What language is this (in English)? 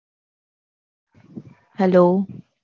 Gujarati